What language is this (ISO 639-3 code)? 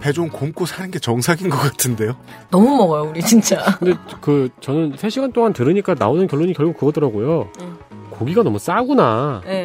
kor